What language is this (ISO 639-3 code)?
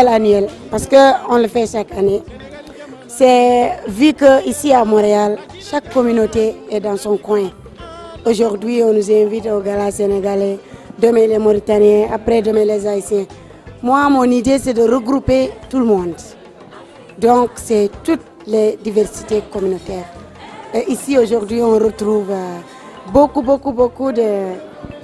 fra